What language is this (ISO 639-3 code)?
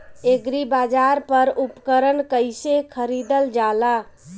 bho